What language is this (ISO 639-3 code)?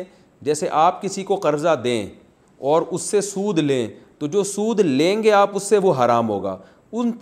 urd